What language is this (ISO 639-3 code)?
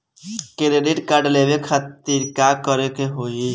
bho